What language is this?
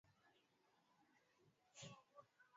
Swahili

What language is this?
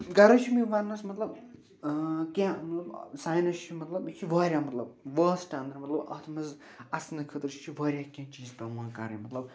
Kashmiri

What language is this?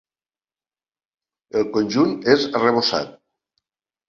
Catalan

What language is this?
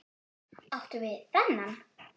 Icelandic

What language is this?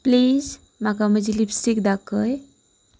Konkani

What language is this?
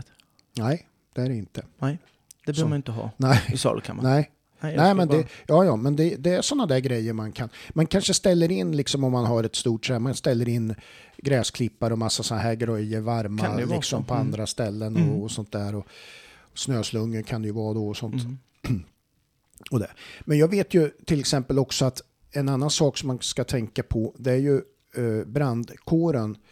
Swedish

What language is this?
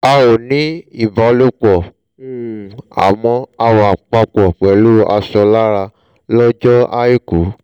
Yoruba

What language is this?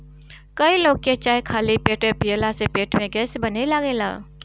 Bhojpuri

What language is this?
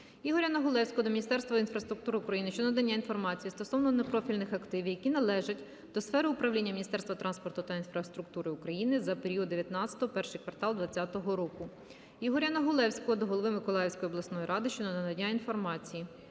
Ukrainian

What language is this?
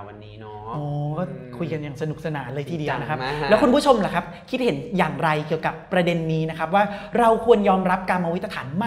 Thai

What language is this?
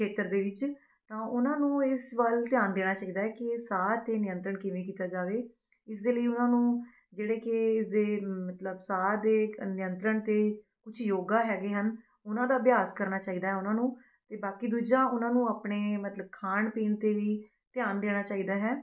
Punjabi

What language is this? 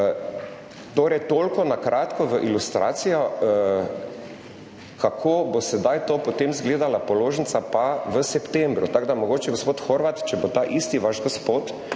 Slovenian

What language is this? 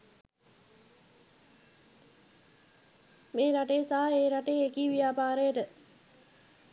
Sinhala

